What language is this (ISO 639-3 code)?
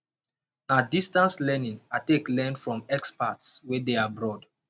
pcm